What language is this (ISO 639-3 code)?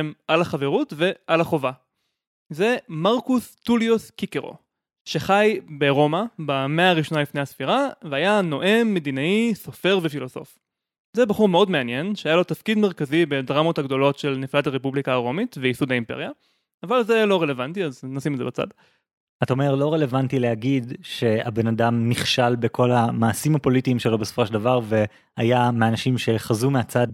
heb